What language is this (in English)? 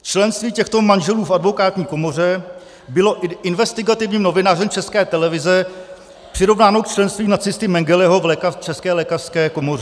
Czech